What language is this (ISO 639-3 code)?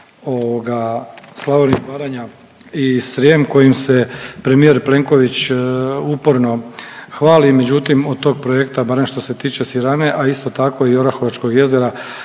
hrv